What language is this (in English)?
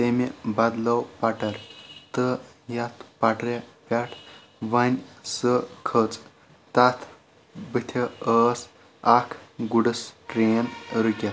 Kashmiri